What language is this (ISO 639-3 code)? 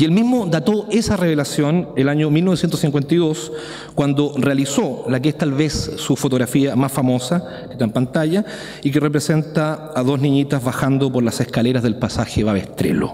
spa